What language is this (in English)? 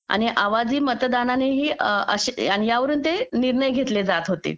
Marathi